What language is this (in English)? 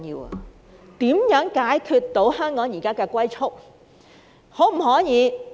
Cantonese